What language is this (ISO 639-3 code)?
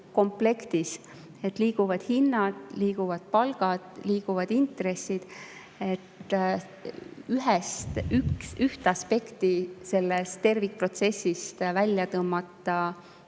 est